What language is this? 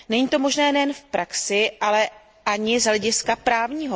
Czech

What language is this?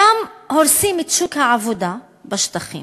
Hebrew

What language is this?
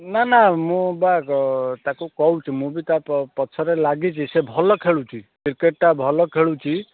Odia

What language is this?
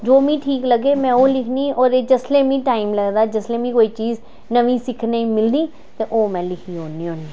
Dogri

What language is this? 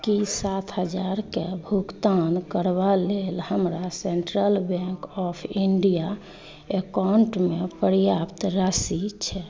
Maithili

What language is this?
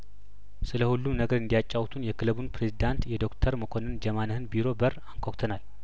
Amharic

